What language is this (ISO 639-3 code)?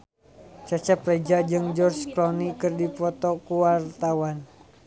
sun